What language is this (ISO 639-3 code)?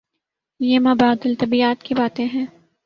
urd